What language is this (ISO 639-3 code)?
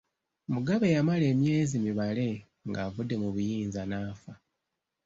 lug